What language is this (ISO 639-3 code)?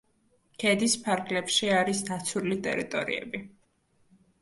kat